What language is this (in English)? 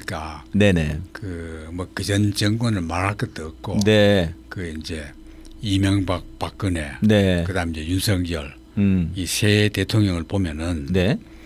Korean